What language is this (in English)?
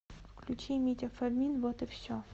Russian